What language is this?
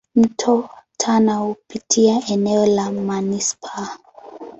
Swahili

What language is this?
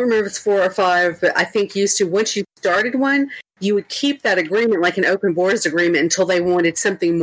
English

